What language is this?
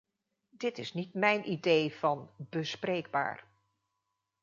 Dutch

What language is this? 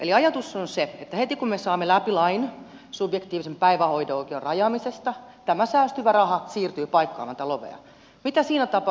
Finnish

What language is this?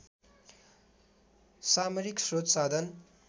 Nepali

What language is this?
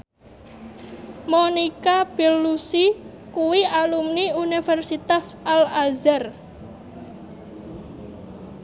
Javanese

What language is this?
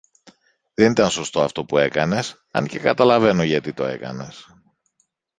Greek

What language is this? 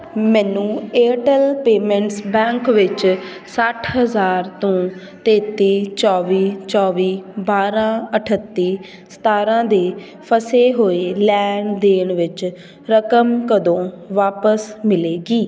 Punjabi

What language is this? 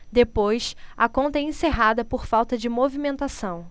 Portuguese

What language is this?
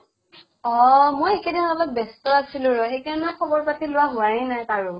Assamese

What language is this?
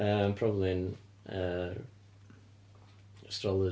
Welsh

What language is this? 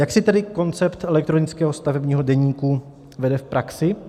Czech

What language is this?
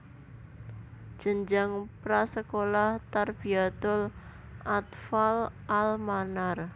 Javanese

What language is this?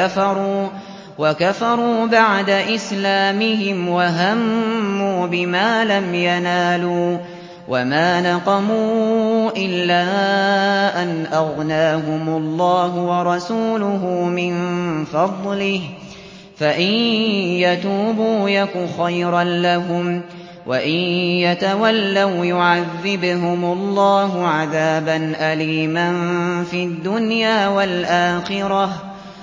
Arabic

